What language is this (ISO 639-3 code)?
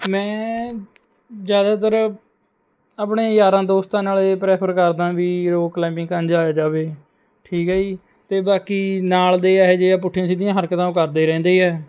pan